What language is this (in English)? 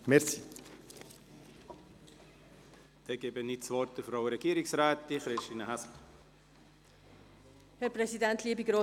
Swiss German